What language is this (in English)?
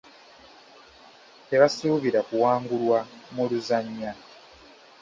Ganda